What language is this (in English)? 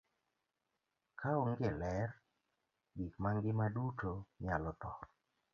Luo (Kenya and Tanzania)